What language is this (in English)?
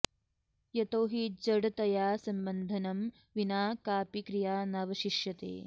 Sanskrit